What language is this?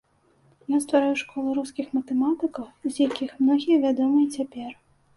Belarusian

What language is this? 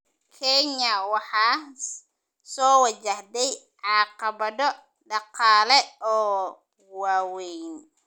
Somali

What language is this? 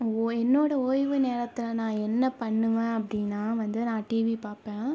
Tamil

